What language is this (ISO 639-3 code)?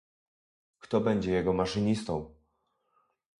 pol